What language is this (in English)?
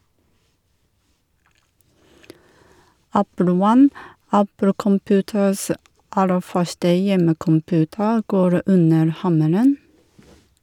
Norwegian